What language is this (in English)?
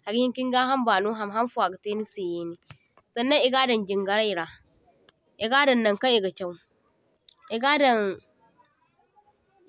Zarma